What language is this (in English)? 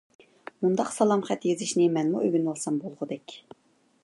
Uyghur